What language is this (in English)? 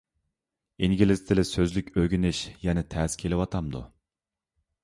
Uyghur